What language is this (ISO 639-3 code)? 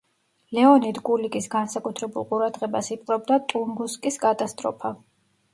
kat